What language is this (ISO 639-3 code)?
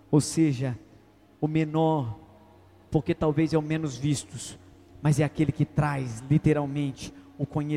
por